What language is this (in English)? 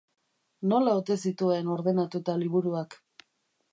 Basque